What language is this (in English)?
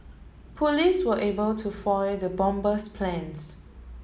English